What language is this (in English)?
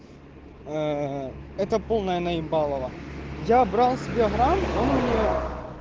Russian